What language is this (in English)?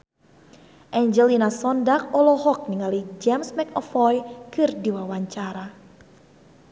Sundanese